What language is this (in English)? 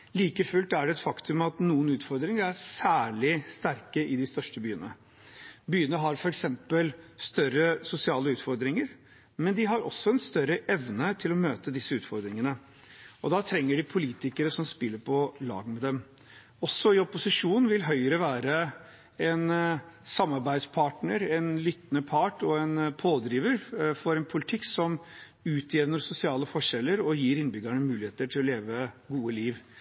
Norwegian Bokmål